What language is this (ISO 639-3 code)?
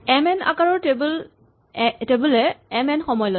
asm